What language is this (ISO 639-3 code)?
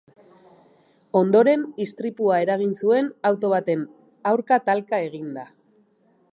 eus